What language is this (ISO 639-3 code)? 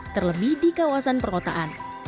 ind